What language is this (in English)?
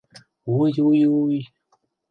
Mari